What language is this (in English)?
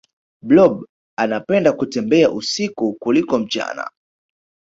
Swahili